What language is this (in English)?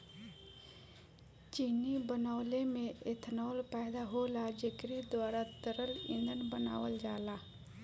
Bhojpuri